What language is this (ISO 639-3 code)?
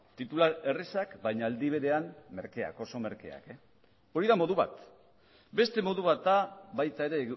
eus